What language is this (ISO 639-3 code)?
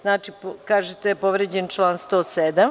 srp